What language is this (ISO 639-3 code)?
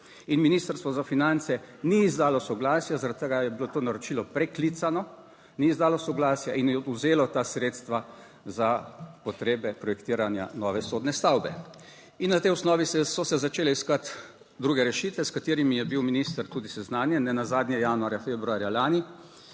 slv